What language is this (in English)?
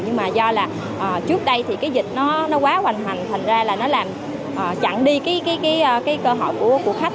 Vietnamese